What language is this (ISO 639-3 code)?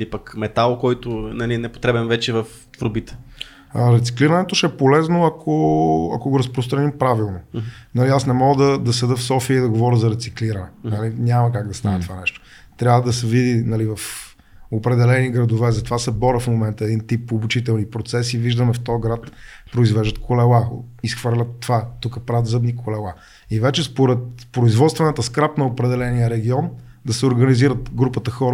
bul